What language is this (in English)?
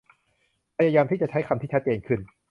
Thai